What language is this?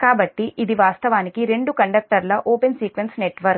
Telugu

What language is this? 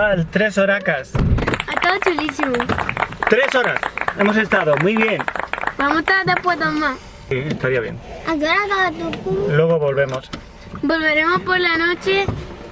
Spanish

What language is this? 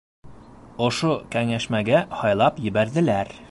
Bashkir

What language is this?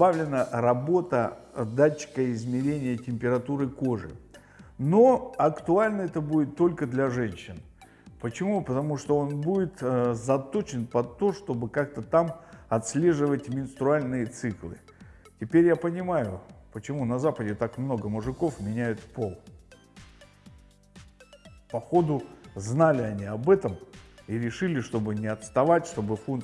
Russian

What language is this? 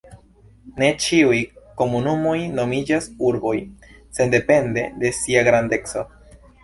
Esperanto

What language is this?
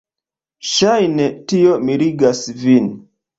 Esperanto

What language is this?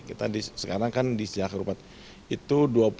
Indonesian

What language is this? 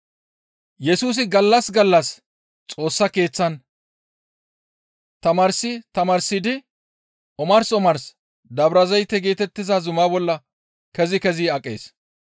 Gamo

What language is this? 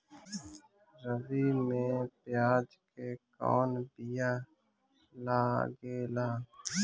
Bhojpuri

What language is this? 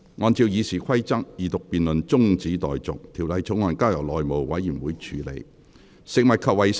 Cantonese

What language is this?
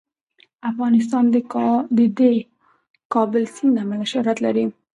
Pashto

